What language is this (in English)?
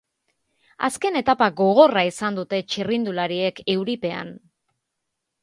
Basque